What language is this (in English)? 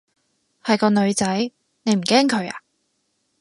Cantonese